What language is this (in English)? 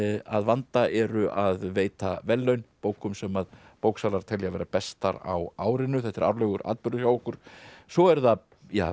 Icelandic